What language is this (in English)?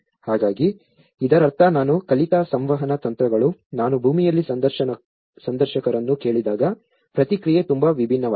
Kannada